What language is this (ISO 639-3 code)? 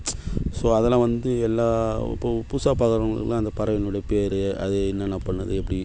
tam